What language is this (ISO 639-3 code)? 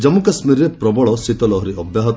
ori